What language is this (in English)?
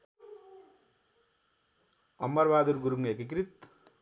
Nepali